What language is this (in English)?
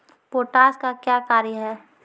Maithili